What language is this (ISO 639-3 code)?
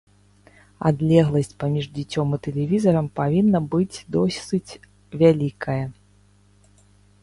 bel